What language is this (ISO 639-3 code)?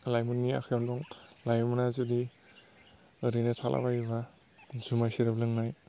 brx